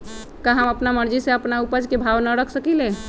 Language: Magahi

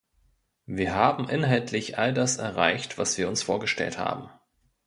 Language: German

